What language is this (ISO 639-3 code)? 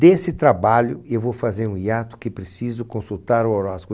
por